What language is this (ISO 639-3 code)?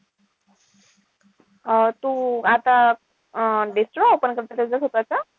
mar